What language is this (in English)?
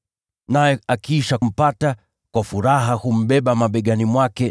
Swahili